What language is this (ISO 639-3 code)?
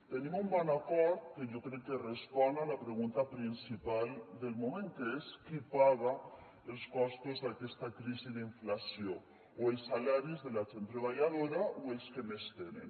cat